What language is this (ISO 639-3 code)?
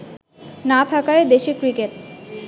ben